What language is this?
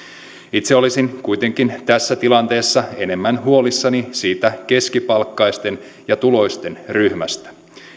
Finnish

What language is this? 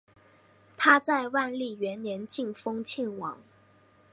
Chinese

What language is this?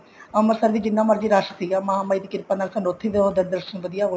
Punjabi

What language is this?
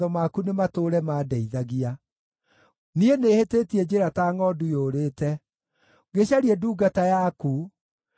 Kikuyu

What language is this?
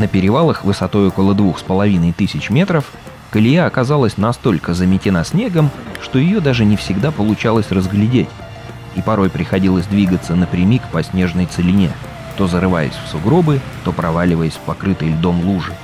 Russian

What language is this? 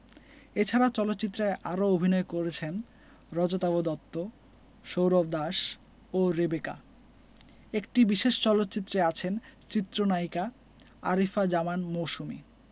Bangla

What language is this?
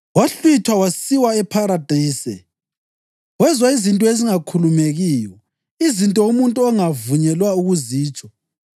North Ndebele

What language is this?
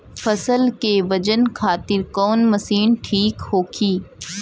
Bhojpuri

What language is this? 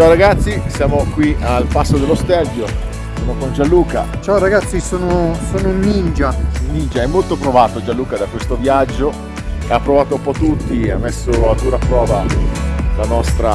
Italian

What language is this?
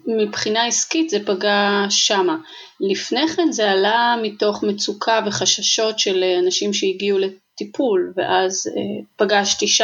Hebrew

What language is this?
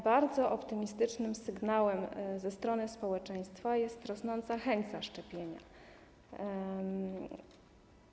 Polish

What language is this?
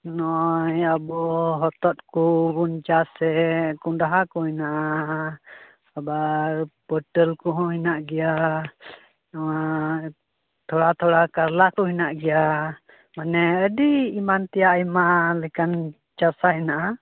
Santali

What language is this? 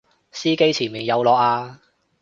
Cantonese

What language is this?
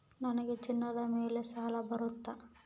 Kannada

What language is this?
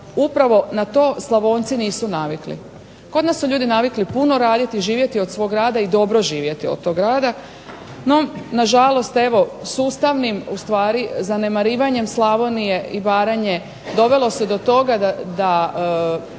Croatian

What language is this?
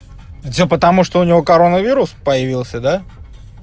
Russian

